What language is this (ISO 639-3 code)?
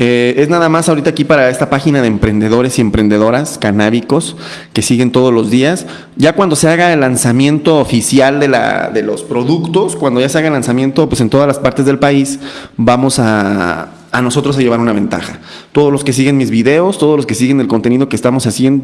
spa